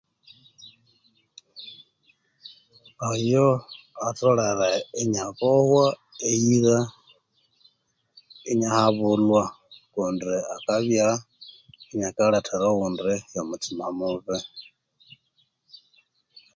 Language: Konzo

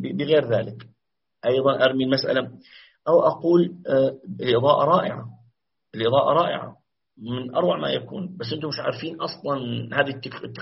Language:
Arabic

